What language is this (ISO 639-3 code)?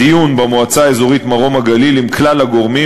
heb